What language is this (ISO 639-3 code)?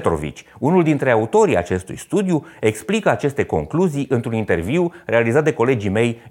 ron